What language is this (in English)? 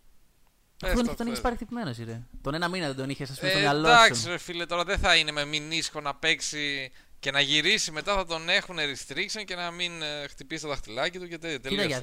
Greek